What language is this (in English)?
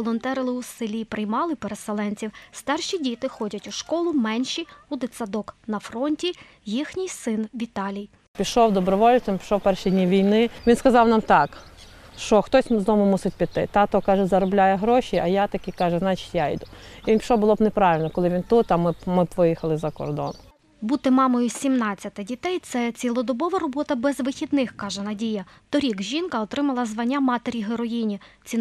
Ukrainian